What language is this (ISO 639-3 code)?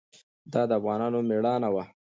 pus